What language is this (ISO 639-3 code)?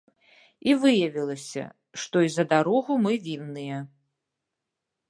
bel